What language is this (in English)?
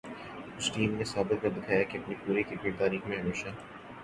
Urdu